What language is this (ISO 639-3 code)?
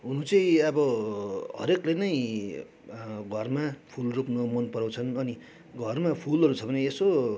nep